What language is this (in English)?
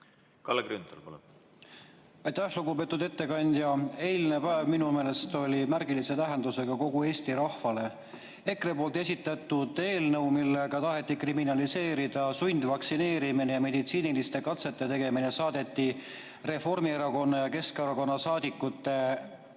Estonian